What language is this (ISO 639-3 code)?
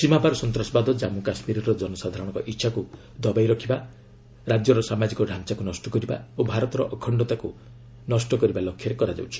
ori